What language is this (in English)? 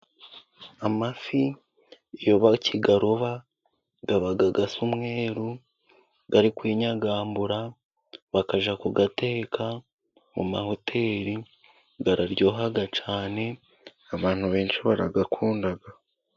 Kinyarwanda